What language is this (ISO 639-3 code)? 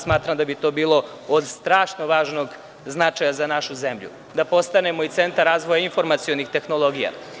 srp